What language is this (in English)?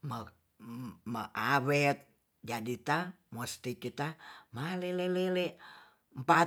Tonsea